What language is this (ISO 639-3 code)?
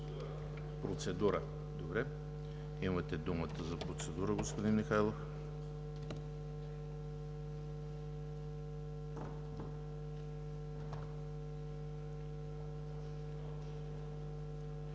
bul